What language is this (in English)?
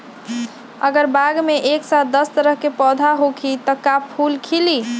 Magahi